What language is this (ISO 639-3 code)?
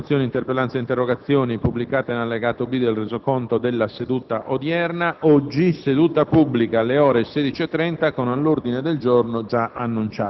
ita